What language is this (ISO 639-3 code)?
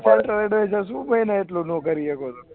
guj